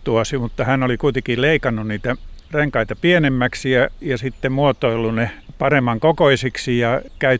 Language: Finnish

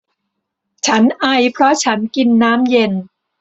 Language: Thai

